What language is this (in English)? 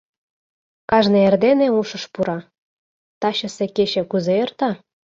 Mari